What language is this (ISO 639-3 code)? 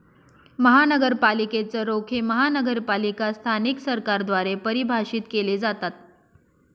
mar